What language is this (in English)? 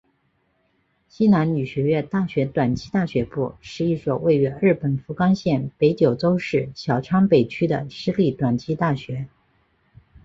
Chinese